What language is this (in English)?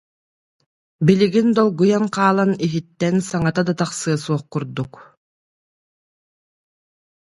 Yakut